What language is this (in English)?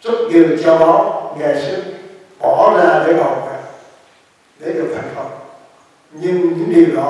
Vietnamese